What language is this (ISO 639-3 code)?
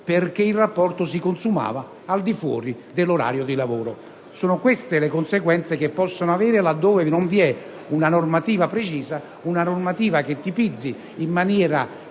ita